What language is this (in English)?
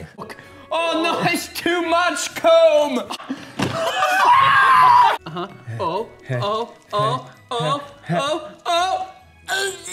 English